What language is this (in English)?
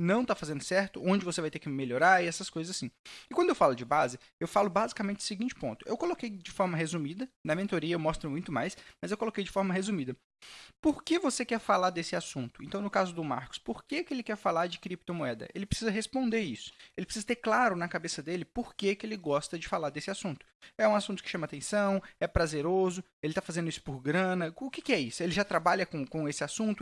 Portuguese